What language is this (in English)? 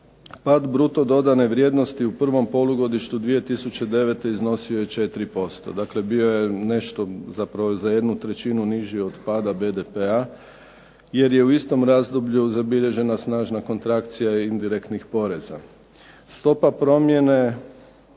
Croatian